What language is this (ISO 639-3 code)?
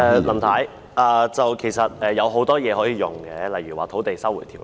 yue